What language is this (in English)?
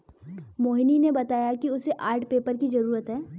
Hindi